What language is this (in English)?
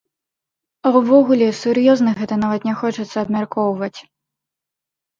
Belarusian